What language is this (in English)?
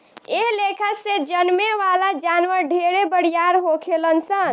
Bhojpuri